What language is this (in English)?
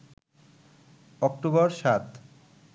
Bangla